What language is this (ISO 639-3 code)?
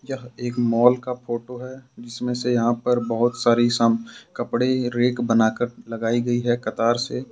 hin